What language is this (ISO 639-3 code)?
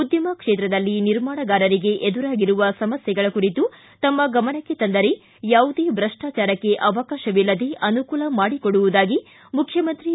kan